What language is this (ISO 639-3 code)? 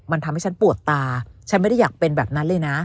tha